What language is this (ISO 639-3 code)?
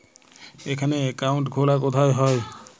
ben